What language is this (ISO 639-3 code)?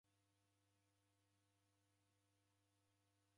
dav